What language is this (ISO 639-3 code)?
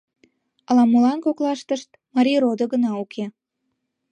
chm